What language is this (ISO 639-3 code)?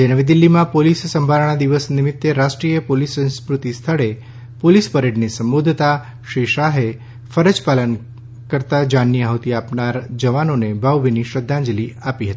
guj